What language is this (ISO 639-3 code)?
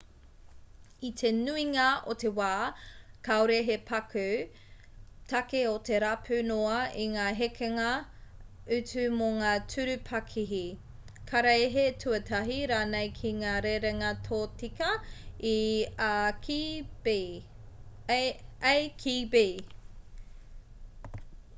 mri